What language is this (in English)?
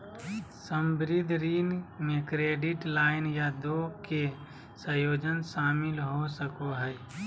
Magahi